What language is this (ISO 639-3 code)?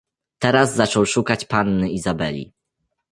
pol